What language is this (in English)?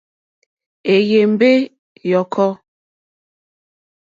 Mokpwe